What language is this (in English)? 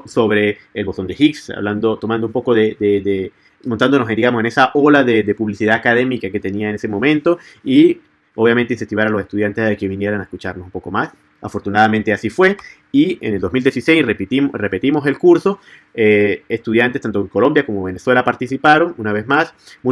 Spanish